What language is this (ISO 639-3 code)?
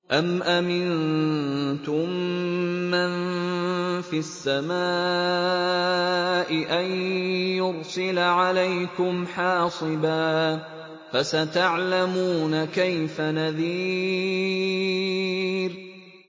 ara